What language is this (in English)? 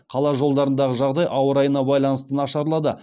Kazakh